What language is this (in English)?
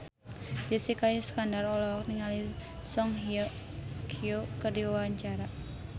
Sundanese